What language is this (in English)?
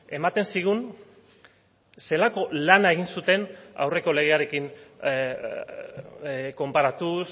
Basque